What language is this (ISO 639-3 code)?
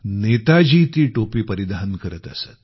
mar